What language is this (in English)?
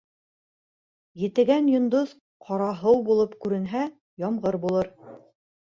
Bashkir